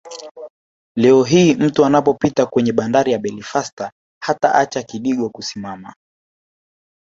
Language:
Swahili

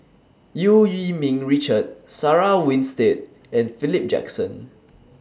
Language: English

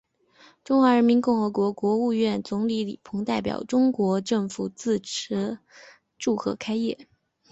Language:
Chinese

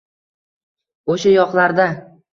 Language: Uzbek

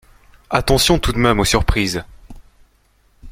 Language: French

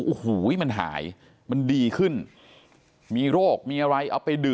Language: Thai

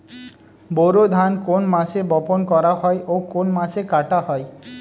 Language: Bangla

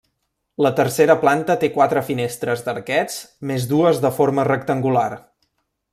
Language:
Catalan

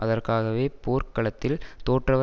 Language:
Tamil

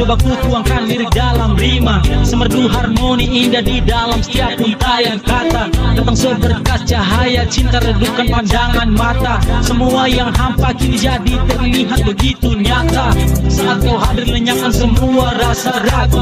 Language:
Indonesian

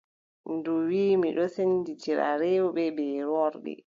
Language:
Adamawa Fulfulde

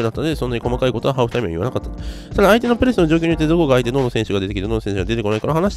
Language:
Japanese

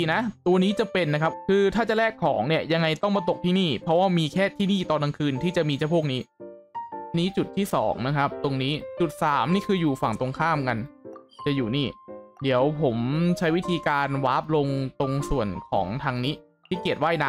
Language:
Thai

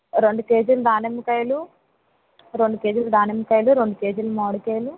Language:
Telugu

